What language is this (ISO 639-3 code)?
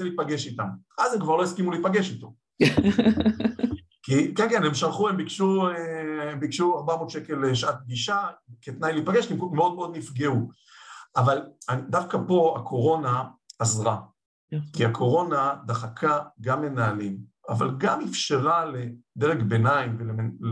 heb